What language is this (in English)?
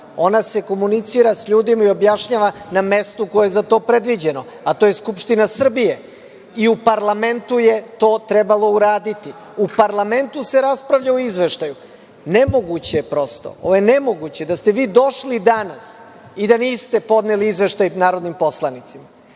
Serbian